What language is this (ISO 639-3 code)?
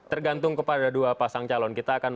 ind